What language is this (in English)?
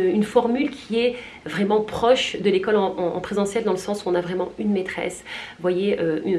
French